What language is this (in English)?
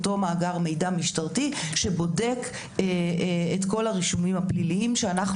Hebrew